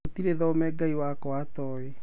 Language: Kikuyu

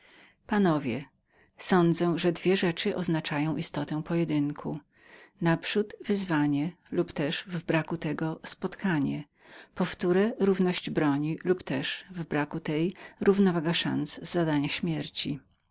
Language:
Polish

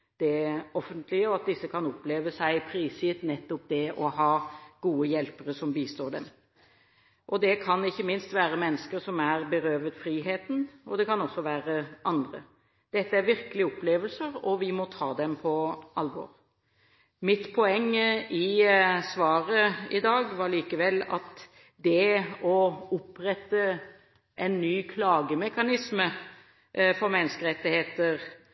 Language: Norwegian Bokmål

